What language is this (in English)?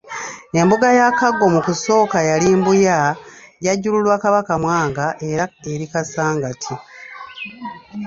Ganda